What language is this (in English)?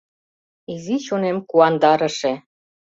Mari